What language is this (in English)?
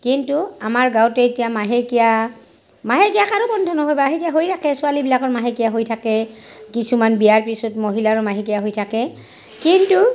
Assamese